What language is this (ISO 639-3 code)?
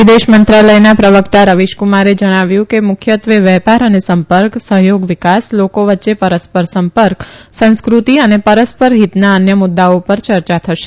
guj